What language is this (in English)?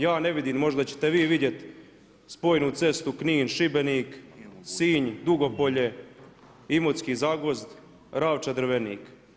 Croatian